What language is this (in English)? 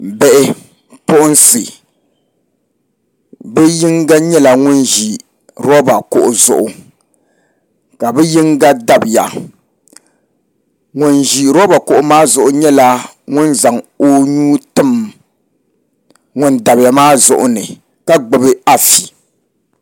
Dagbani